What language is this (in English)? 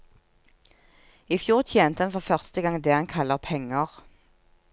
Norwegian